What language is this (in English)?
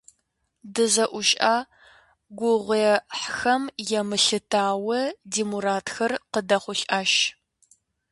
Kabardian